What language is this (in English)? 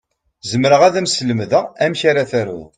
Kabyle